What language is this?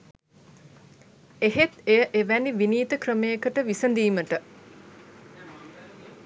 Sinhala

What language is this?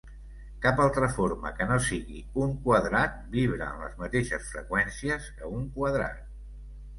Catalan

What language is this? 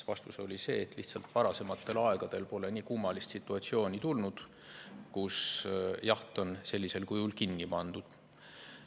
Estonian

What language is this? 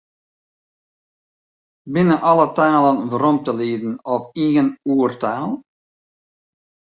Western Frisian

